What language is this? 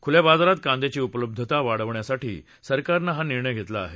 Marathi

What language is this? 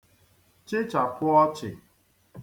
Igbo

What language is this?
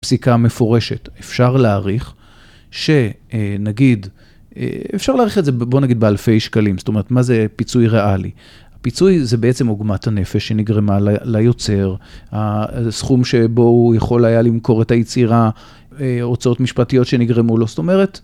Hebrew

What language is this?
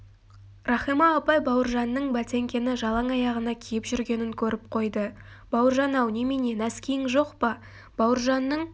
Kazakh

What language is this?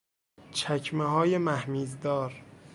Persian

